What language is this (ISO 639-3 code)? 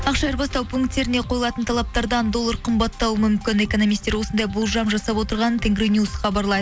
kaz